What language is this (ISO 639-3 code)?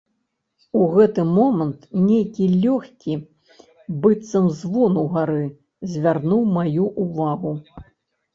bel